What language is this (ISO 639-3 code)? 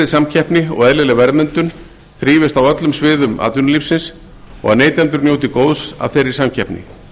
isl